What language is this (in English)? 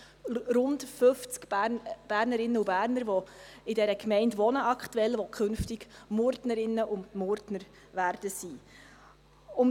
Swiss German